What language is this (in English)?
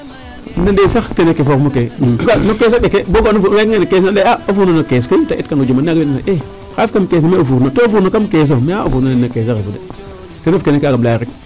Serer